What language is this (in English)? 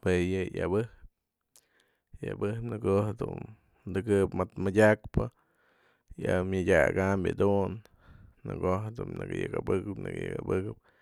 Mazatlán Mixe